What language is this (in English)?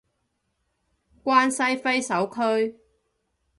Cantonese